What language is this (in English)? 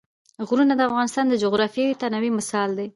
Pashto